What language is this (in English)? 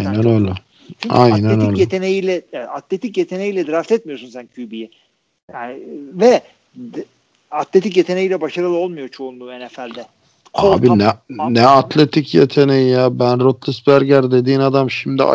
Turkish